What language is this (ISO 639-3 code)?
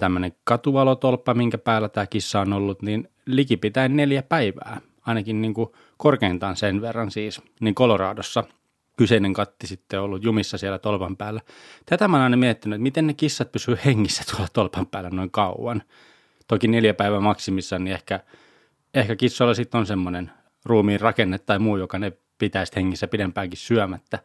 fin